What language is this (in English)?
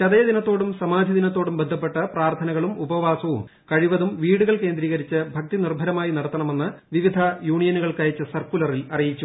Malayalam